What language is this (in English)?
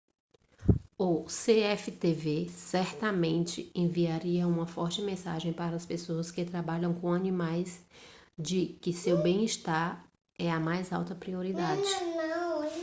Portuguese